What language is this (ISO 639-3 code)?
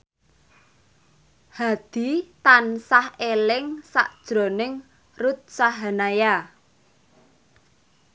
jav